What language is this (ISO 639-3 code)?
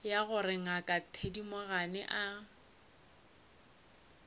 nso